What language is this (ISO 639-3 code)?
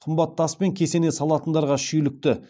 kaz